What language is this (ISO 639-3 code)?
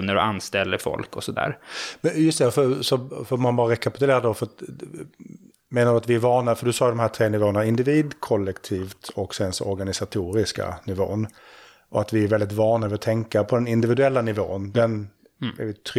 swe